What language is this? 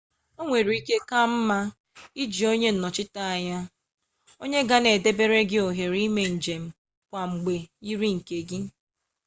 Igbo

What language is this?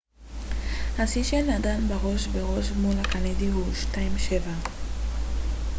Hebrew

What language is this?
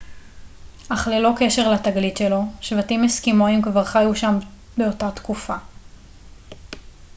Hebrew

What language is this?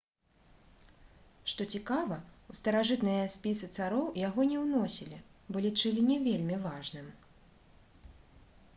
Belarusian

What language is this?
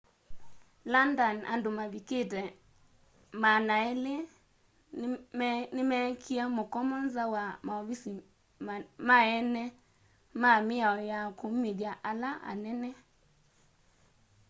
Kamba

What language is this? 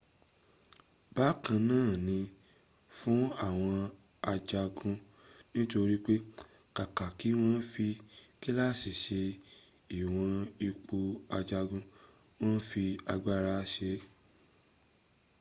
Yoruba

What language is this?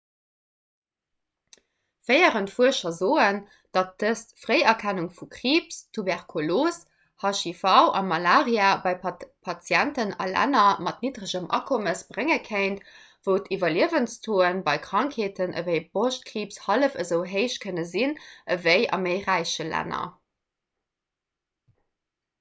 Luxembourgish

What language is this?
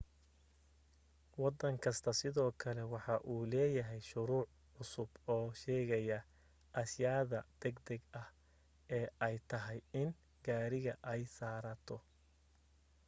Somali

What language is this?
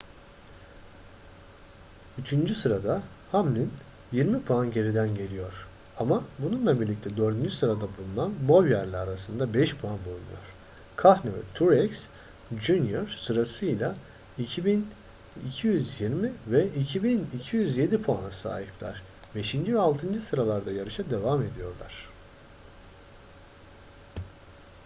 Turkish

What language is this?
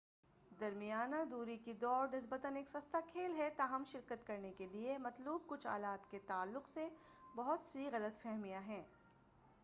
Urdu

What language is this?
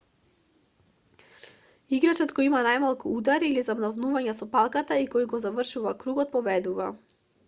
Macedonian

